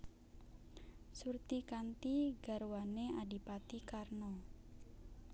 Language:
Javanese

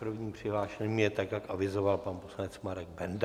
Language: Czech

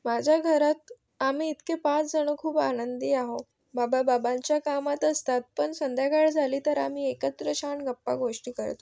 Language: Marathi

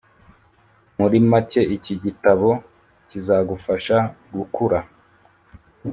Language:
Kinyarwanda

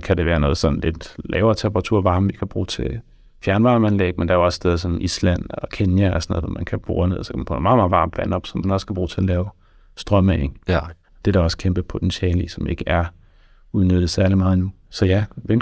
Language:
Danish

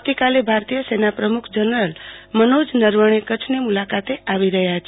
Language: Gujarati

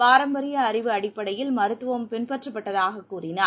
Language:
Tamil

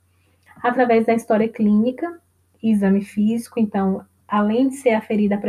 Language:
Portuguese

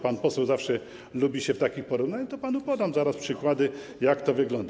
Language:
Polish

